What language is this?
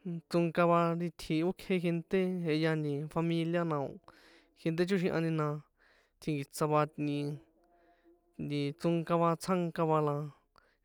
San Juan Atzingo Popoloca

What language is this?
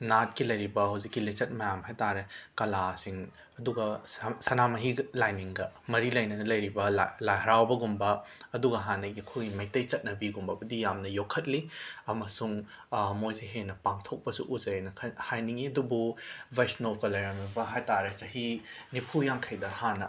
Manipuri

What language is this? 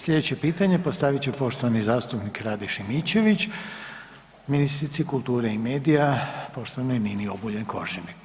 Croatian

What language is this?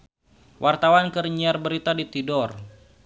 Sundanese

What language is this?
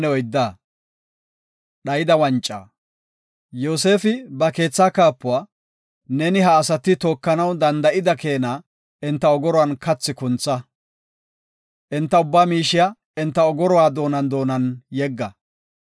Gofa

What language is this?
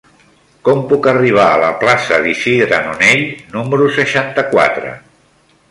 Catalan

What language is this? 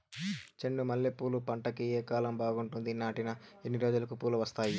Telugu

